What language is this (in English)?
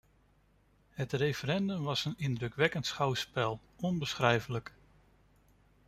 Dutch